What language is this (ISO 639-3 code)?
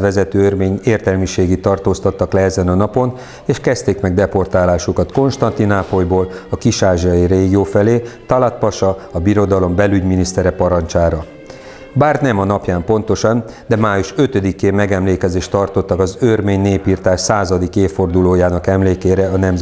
hun